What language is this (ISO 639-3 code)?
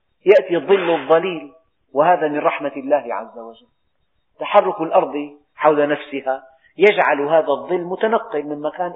ara